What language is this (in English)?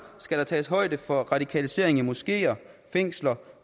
Danish